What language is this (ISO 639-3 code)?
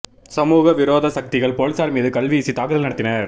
tam